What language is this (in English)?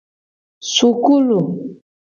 Gen